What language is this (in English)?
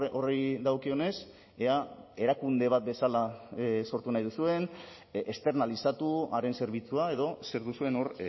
Basque